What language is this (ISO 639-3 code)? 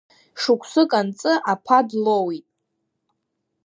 abk